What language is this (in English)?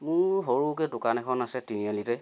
Assamese